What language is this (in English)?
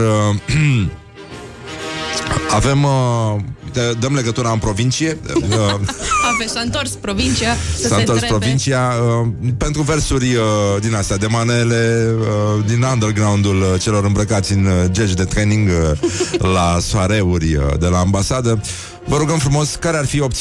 Romanian